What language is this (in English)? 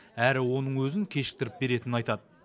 Kazakh